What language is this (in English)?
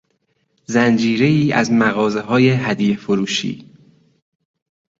Persian